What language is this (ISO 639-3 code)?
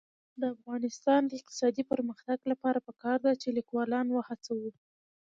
pus